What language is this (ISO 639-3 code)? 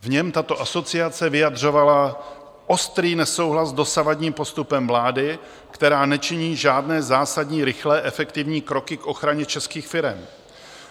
ces